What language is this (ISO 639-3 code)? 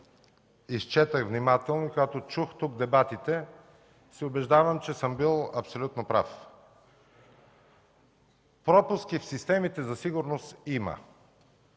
bul